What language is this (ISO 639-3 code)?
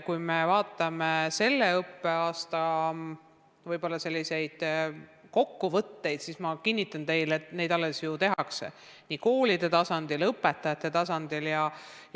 est